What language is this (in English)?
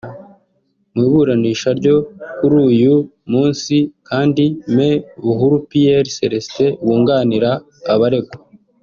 Kinyarwanda